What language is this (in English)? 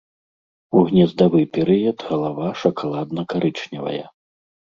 Belarusian